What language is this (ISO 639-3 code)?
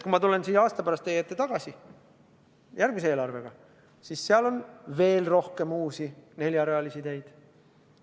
est